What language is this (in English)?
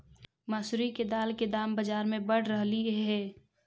Magahi